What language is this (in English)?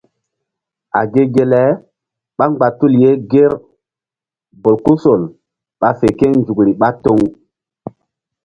Mbum